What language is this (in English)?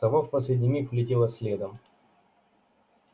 Russian